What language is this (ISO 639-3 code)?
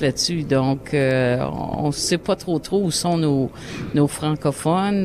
fra